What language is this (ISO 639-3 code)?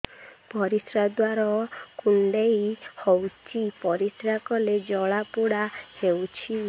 ori